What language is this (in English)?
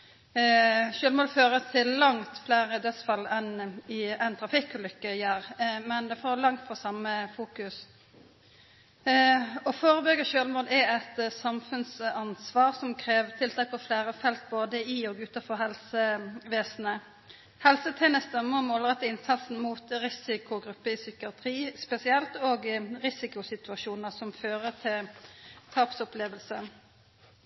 Norwegian Nynorsk